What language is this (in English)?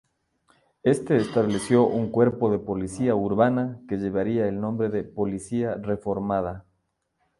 Spanish